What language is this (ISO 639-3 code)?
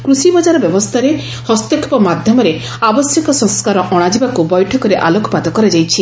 ori